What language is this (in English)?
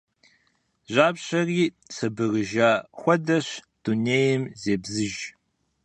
Kabardian